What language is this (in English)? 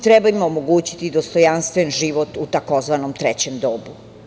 Serbian